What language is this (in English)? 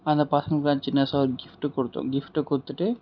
Tamil